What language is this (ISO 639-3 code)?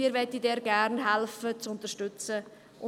gsw